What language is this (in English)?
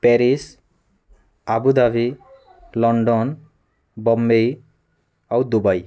Odia